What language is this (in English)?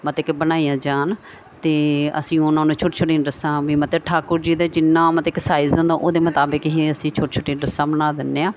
Punjabi